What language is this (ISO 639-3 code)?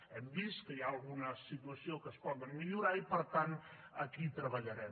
cat